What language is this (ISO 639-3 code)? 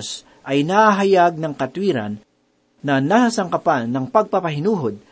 fil